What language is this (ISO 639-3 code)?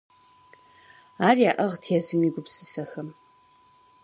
kbd